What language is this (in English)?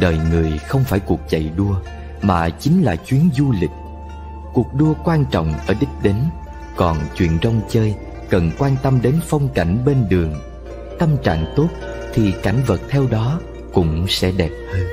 Vietnamese